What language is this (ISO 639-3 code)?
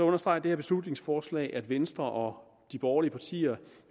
dan